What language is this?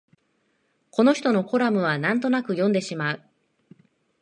Japanese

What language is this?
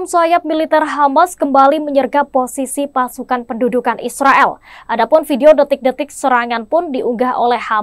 Indonesian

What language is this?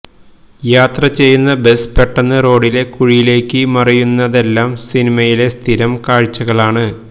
Malayalam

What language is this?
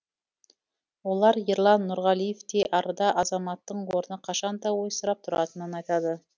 Kazakh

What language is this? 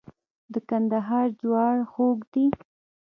Pashto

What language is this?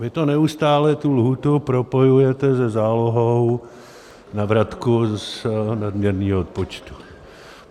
Czech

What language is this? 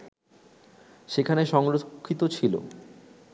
Bangla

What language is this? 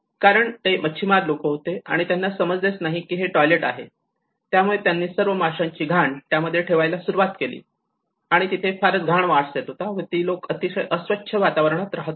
Marathi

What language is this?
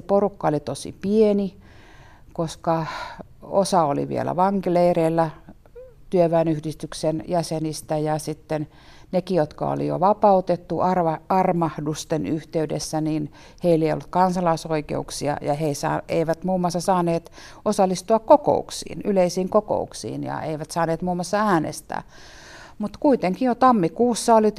Finnish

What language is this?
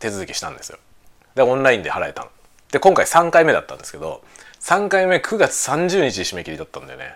Japanese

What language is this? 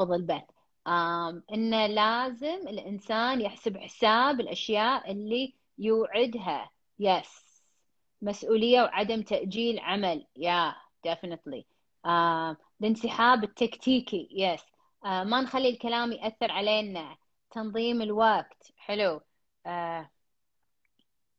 Arabic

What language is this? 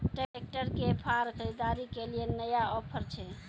Maithili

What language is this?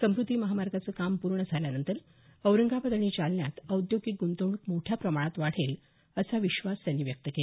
Marathi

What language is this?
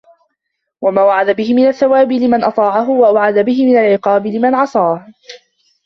Arabic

